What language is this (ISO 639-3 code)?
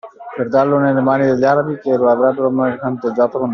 ita